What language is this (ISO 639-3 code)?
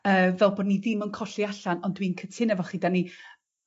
cym